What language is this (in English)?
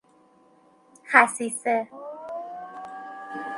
Persian